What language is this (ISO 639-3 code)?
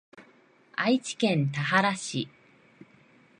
jpn